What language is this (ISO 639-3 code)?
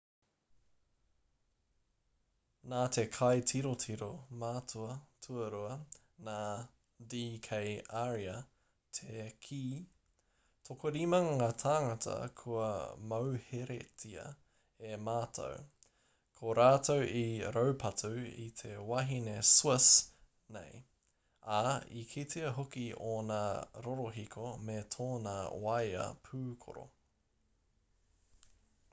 mri